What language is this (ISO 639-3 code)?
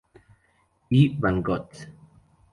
spa